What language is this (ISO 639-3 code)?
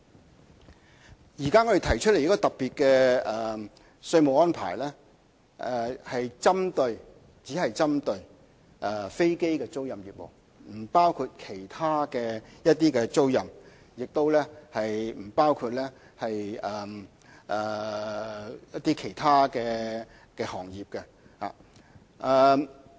yue